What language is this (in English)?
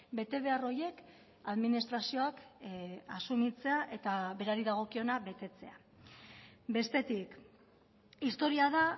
Basque